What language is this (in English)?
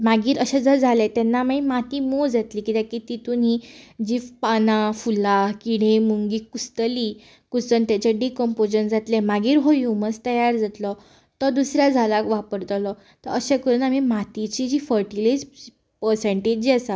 Konkani